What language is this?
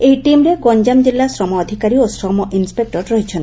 Odia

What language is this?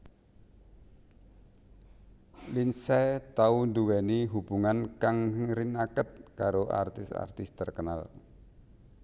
Javanese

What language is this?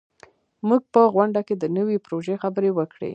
Pashto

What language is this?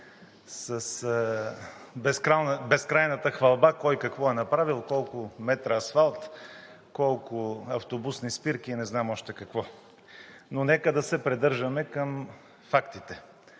Bulgarian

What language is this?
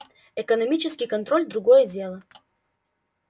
Russian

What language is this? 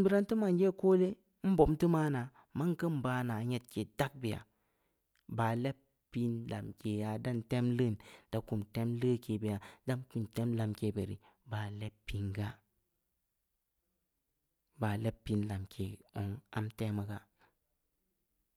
Samba Leko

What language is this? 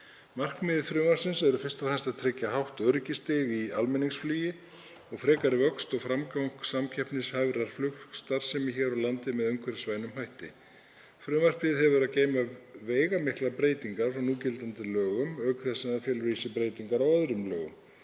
Icelandic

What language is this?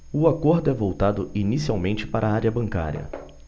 Portuguese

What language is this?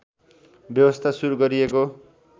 Nepali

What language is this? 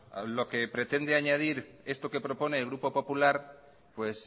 Spanish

